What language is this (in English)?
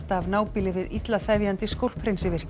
Icelandic